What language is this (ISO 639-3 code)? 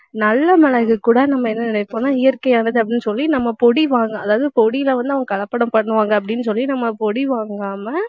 tam